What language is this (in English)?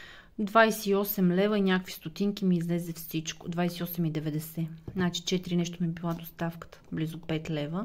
Bulgarian